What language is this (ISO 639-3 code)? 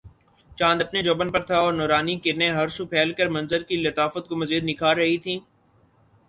urd